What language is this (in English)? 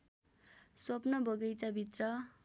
Nepali